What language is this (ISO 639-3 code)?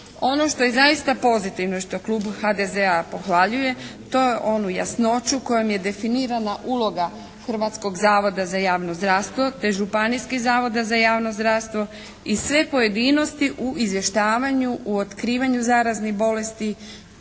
hrv